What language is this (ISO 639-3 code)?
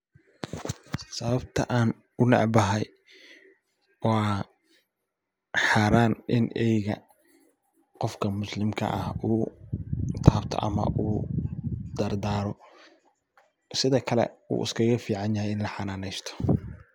som